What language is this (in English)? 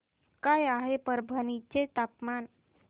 Marathi